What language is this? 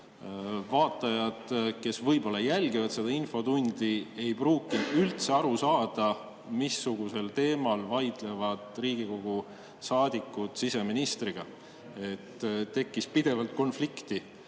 Estonian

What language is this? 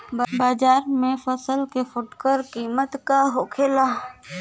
Bhojpuri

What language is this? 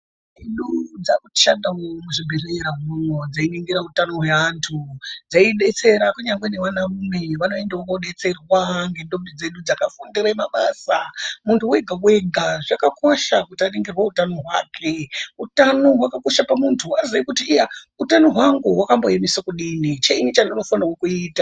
Ndau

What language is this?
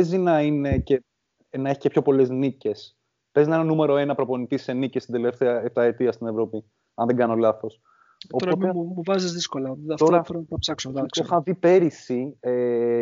Greek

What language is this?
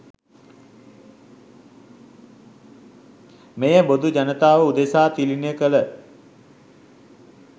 Sinhala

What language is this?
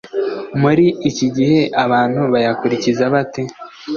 Kinyarwanda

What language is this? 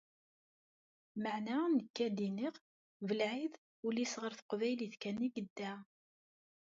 Kabyle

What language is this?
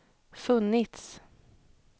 Swedish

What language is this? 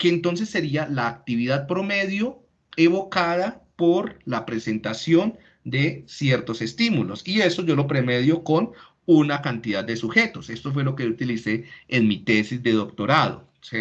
Spanish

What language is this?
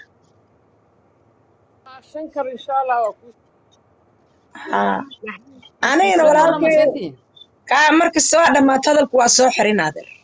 Arabic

